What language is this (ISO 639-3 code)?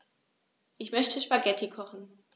deu